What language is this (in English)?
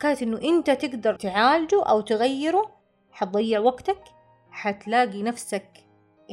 Arabic